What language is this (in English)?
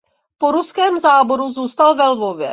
Czech